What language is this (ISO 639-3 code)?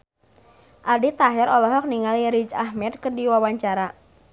sun